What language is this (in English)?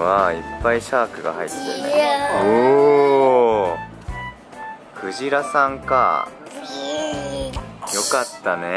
Japanese